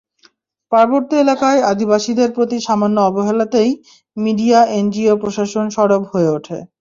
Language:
Bangla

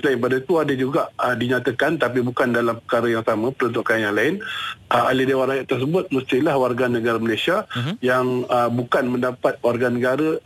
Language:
Malay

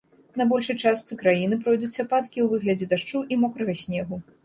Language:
Belarusian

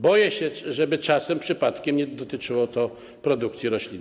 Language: Polish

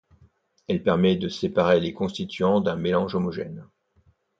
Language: French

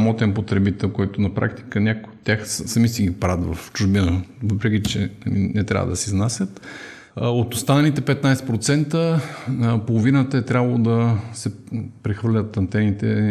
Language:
Bulgarian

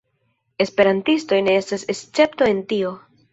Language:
Esperanto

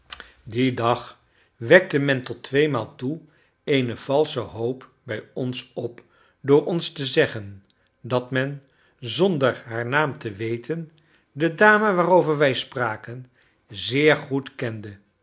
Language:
Dutch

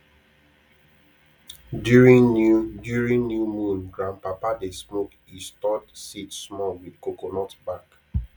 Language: Nigerian Pidgin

